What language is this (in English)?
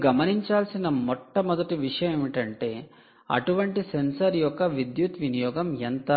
Telugu